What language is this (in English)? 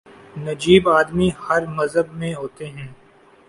Urdu